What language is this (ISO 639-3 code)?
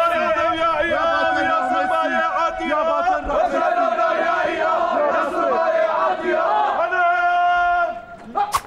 ara